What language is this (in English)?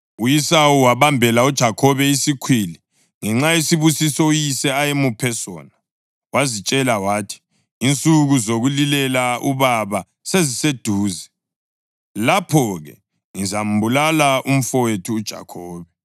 North Ndebele